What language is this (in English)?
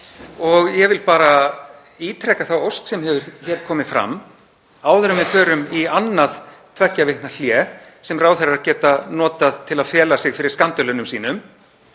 Icelandic